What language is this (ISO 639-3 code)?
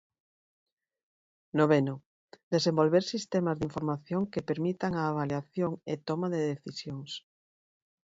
glg